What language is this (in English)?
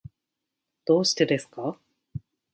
Japanese